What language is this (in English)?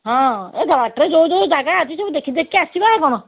Odia